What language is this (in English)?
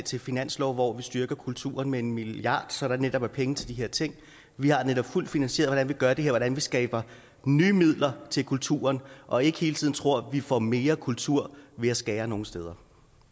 Danish